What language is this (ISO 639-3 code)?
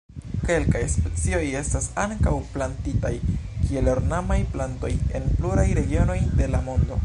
epo